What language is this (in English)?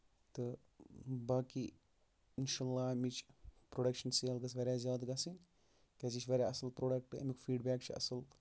Kashmiri